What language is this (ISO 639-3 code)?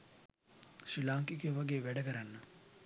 sin